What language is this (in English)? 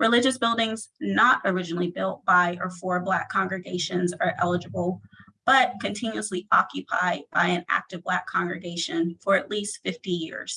English